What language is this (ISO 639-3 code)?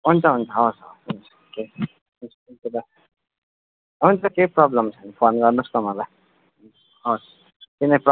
nep